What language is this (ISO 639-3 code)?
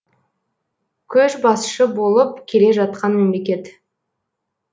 kaz